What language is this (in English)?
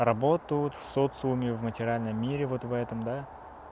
Russian